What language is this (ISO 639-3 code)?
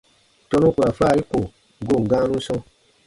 bba